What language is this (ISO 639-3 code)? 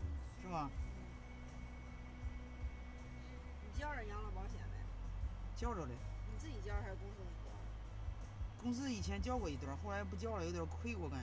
zho